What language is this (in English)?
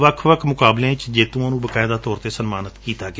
Punjabi